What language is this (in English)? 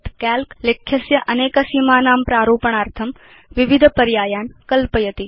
Sanskrit